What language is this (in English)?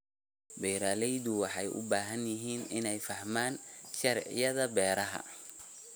Somali